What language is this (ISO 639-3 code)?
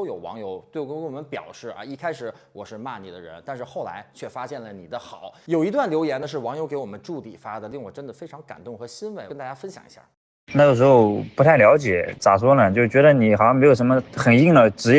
zho